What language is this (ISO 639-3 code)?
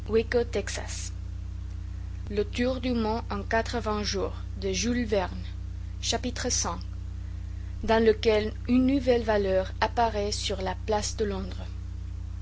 fra